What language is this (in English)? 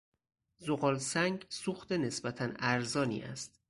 Persian